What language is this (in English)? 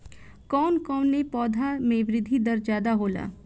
Bhojpuri